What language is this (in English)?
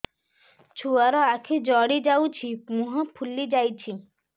Odia